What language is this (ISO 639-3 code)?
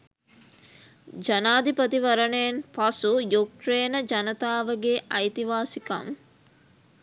sin